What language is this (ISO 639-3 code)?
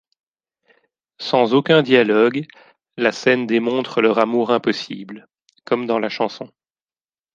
fra